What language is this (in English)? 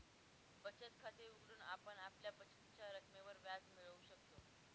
Marathi